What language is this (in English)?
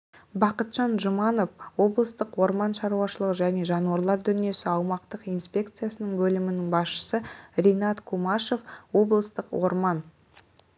Kazakh